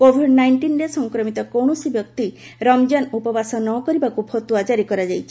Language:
Odia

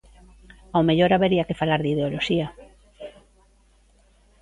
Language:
Galician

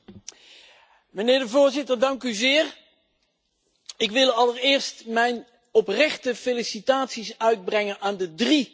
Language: Dutch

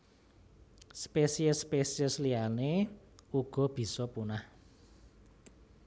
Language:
Javanese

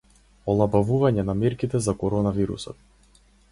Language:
Macedonian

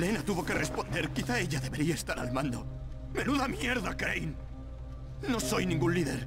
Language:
Spanish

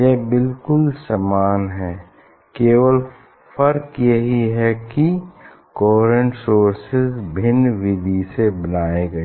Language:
Hindi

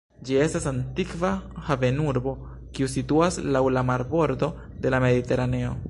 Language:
Esperanto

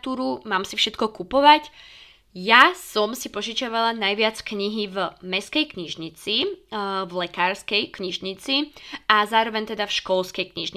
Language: Slovak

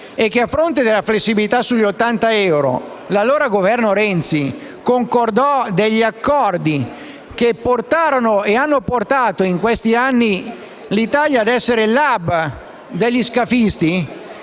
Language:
Italian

